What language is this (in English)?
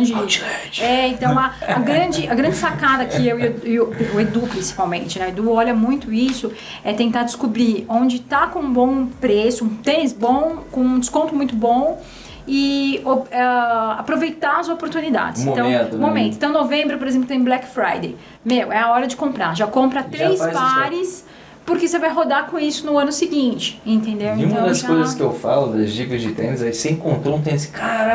Portuguese